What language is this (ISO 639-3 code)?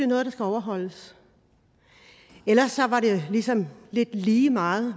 dan